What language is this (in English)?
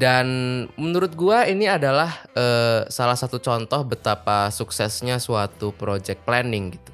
Indonesian